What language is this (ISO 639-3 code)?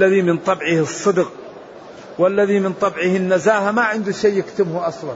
ara